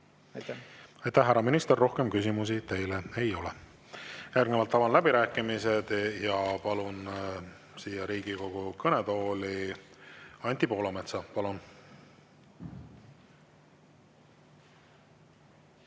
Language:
Estonian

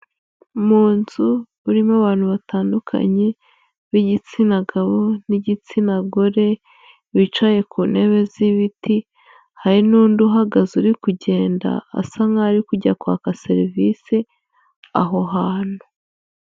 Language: Kinyarwanda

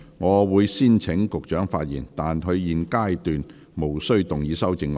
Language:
Cantonese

